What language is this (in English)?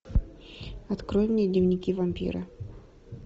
Russian